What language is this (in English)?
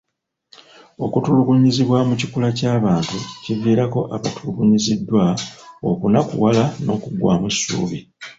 Ganda